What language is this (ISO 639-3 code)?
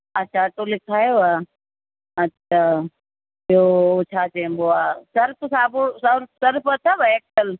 snd